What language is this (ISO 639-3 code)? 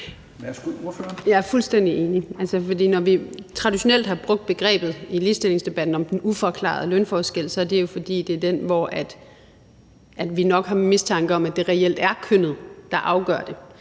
dan